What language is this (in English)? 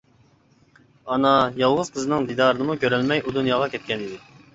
Uyghur